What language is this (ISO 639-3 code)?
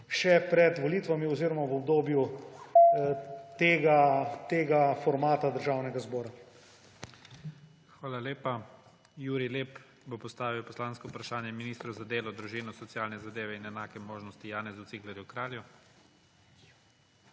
slv